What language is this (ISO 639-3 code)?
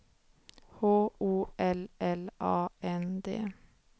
swe